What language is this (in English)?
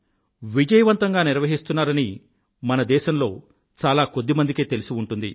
Telugu